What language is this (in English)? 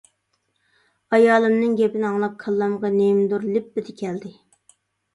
Uyghur